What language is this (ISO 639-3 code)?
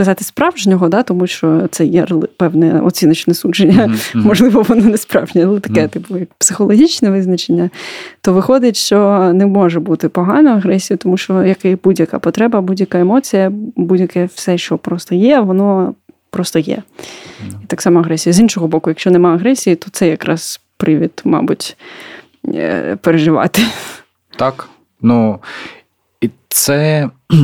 ukr